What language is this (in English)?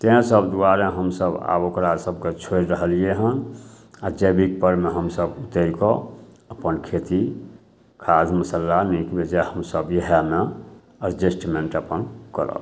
Maithili